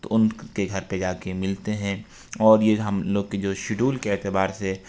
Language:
Urdu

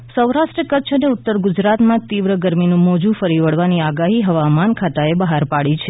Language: Gujarati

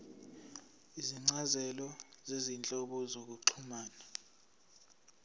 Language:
Zulu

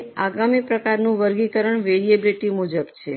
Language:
Gujarati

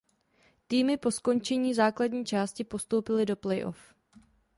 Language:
Czech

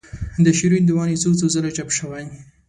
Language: Pashto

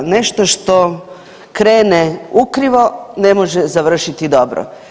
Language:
Croatian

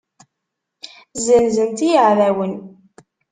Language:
Kabyle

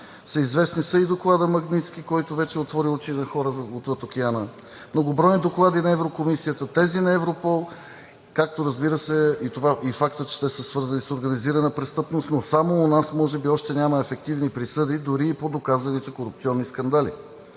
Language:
Bulgarian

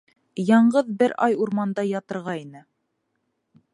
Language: Bashkir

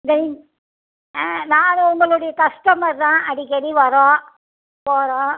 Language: Tamil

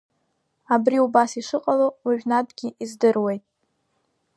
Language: Abkhazian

